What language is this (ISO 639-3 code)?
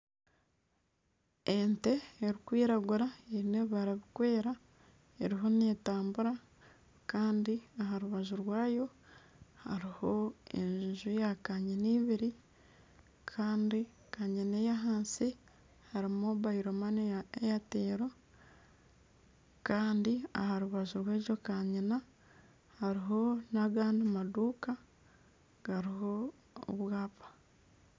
nyn